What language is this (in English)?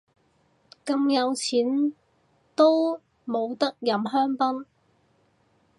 Cantonese